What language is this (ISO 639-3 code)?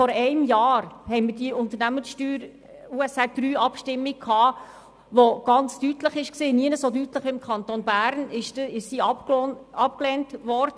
gsw